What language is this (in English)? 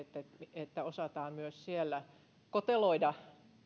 Finnish